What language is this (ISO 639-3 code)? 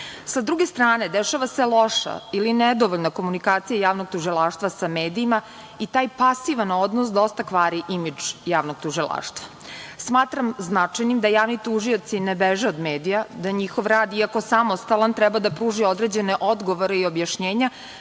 srp